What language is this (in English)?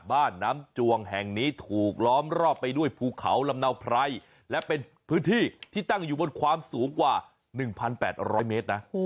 Thai